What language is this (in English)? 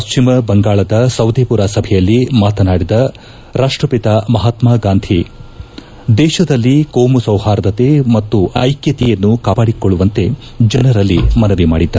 Kannada